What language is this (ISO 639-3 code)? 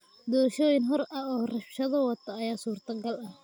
som